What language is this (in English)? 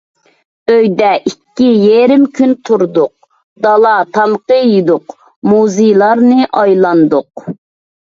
Uyghur